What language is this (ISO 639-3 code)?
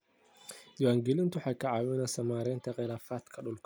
som